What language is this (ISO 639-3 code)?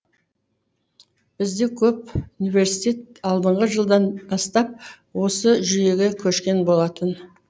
kaz